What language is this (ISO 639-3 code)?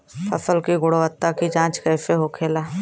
bho